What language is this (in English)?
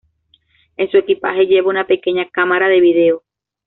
Spanish